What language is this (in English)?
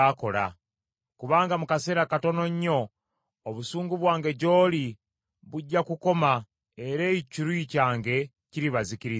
Ganda